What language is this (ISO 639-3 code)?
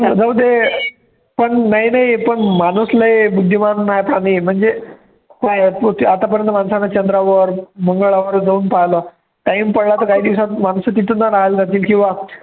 mar